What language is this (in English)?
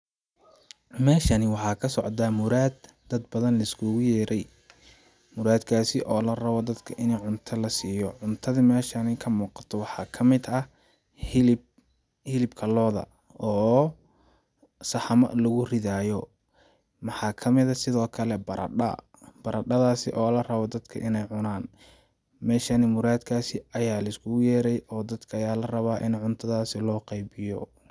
Somali